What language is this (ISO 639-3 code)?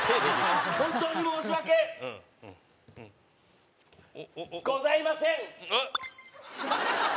jpn